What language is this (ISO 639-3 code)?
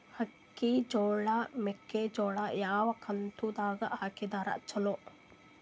kan